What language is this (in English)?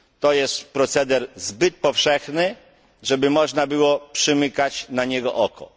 Polish